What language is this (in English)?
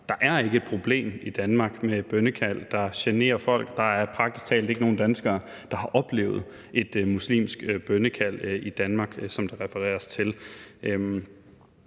Danish